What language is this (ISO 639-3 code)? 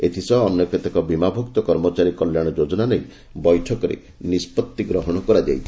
ori